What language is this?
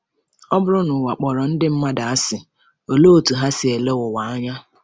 Igbo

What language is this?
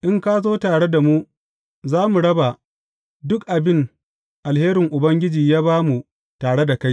Hausa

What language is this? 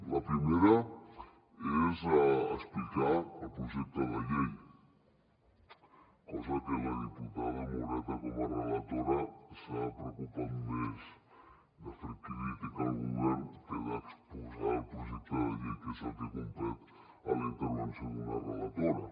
Catalan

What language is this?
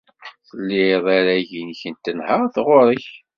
Kabyle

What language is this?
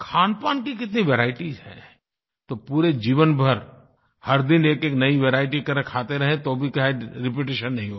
Hindi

